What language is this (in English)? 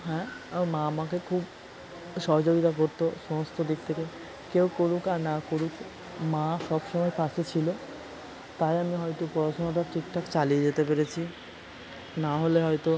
Bangla